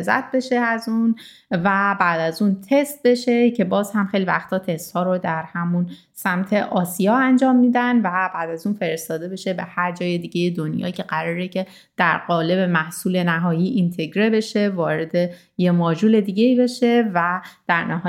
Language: Persian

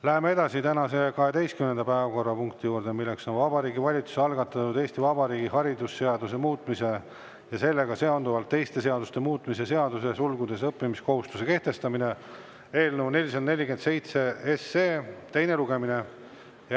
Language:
Estonian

